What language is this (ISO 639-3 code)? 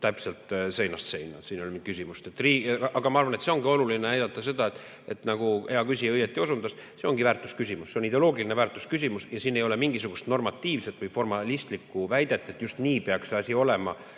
est